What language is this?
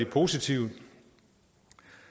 Danish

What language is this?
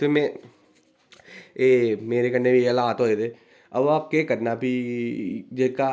Dogri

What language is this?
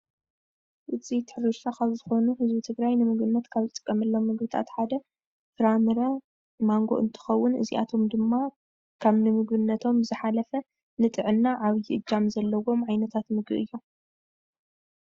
Tigrinya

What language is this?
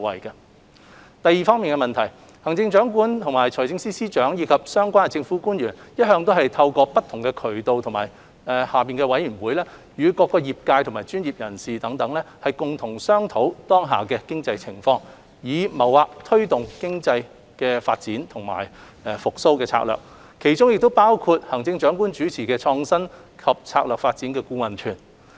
Cantonese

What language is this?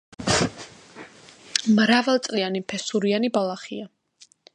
Georgian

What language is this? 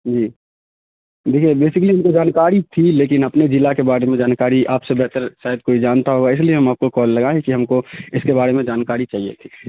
Urdu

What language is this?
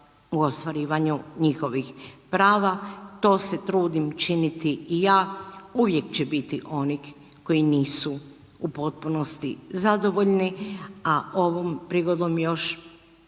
Croatian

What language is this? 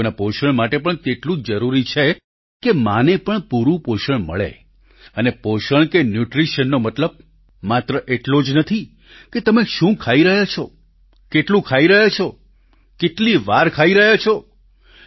Gujarati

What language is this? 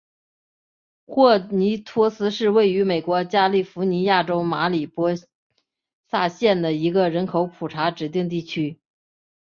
Chinese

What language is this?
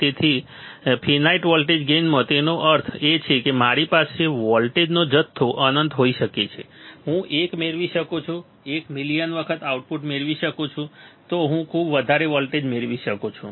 Gujarati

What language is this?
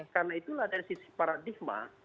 Indonesian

